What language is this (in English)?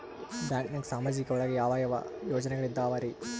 Kannada